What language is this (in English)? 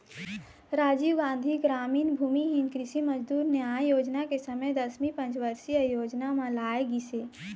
Chhattisgarhi